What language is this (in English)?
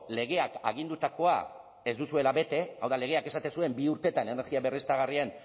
Basque